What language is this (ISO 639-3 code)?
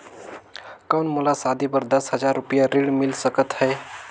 hne